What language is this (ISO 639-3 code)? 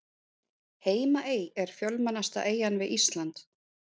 isl